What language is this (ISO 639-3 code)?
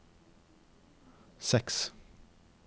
nor